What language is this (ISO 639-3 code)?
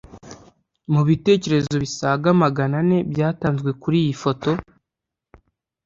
kin